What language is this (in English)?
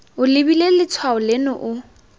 Tswana